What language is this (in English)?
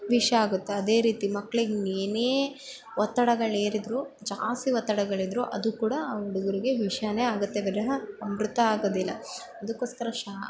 Kannada